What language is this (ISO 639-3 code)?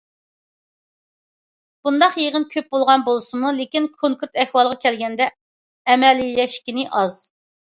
uig